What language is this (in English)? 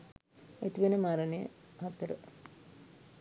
Sinhala